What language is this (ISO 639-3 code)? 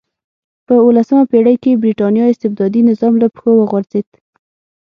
pus